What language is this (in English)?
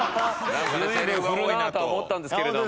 Japanese